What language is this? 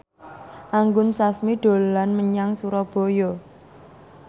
Javanese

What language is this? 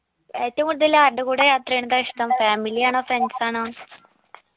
Malayalam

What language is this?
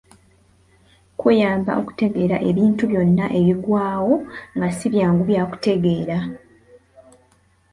Ganda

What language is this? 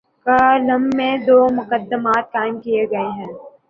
Urdu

